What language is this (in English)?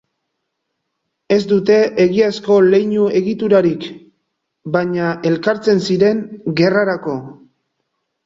Basque